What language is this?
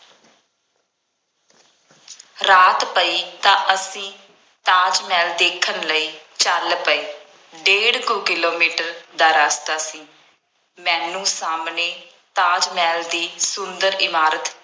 Punjabi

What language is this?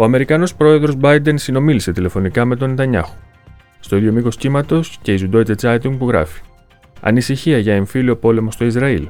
Greek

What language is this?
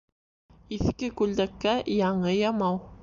Bashkir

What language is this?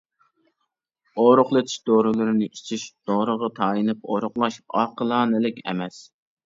Uyghur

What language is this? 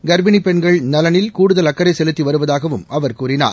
Tamil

